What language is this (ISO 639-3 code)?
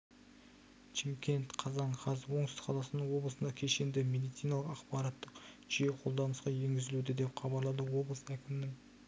kaz